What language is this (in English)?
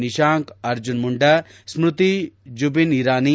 Kannada